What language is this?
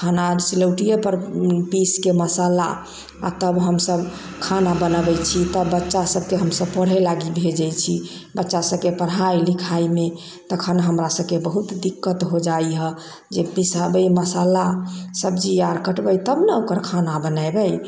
Maithili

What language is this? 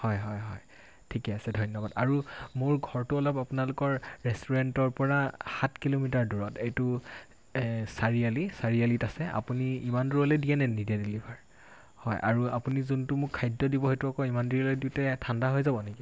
Assamese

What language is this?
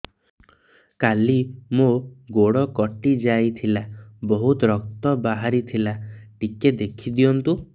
Odia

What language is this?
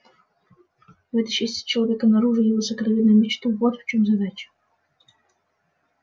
Russian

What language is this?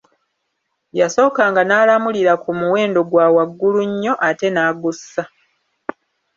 Ganda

